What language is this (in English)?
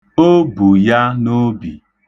Igbo